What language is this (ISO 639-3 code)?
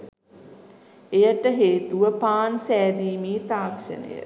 sin